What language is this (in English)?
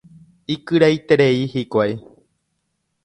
Guarani